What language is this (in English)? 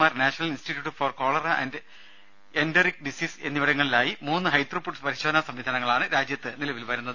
Malayalam